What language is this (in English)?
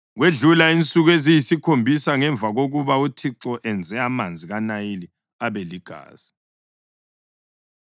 North Ndebele